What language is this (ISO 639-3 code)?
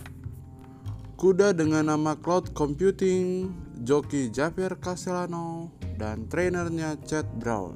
ind